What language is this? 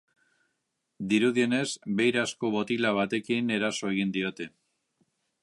Basque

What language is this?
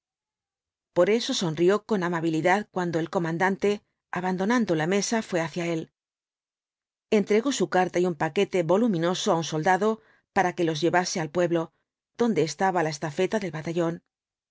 Spanish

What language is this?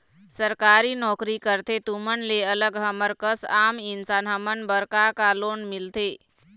Chhattisgarhi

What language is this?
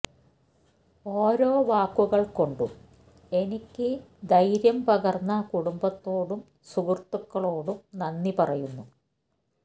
Malayalam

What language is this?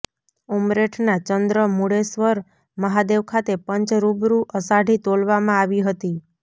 Gujarati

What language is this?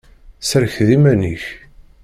Kabyle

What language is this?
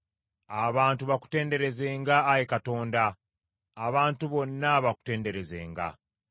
Ganda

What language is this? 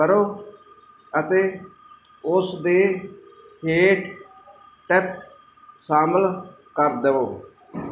Punjabi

